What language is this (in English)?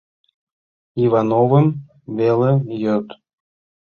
Mari